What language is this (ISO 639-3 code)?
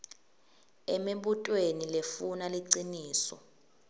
ssw